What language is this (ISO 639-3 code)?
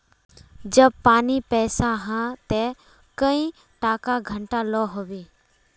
mag